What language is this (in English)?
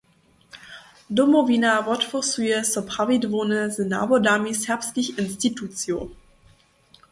Upper Sorbian